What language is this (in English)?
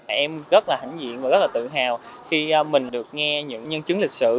Vietnamese